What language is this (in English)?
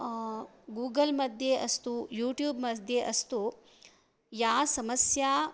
Sanskrit